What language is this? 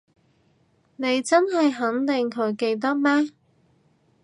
Cantonese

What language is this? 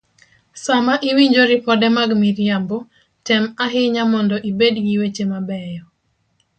Luo (Kenya and Tanzania)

